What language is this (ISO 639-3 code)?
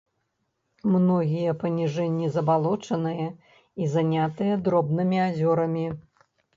bel